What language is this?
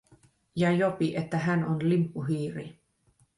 Finnish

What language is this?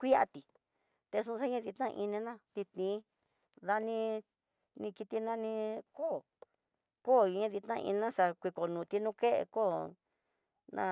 Tidaá Mixtec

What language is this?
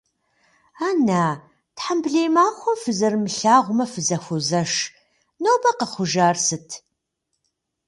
Kabardian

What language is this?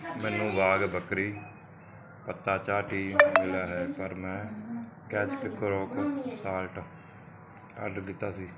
Punjabi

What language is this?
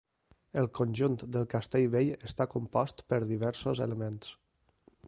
Catalan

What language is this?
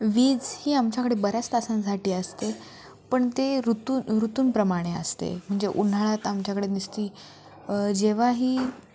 Marathi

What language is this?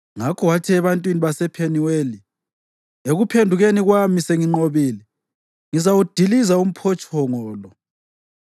North Ndebele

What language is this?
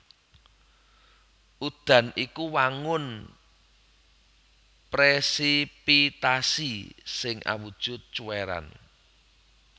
Javanese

